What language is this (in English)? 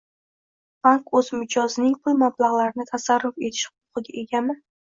Uzbek